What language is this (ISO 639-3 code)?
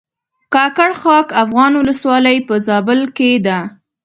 pus